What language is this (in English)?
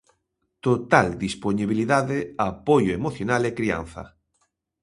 Galician